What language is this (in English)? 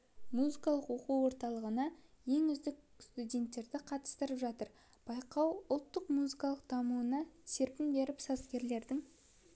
Kazakh